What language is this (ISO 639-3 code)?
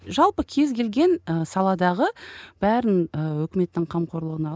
kaz